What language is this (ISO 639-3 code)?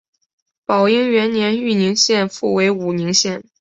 zho